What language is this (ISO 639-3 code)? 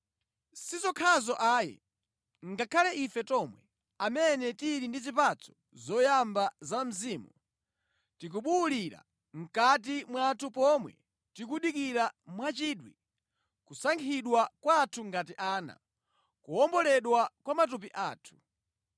nya